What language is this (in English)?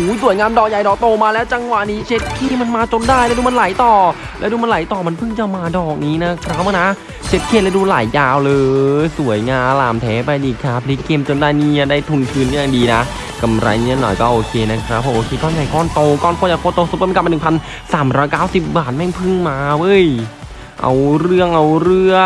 Thai